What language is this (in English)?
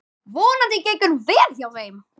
Icelandic